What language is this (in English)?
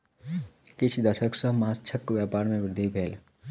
Maithili